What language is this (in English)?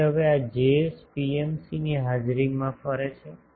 Gujarati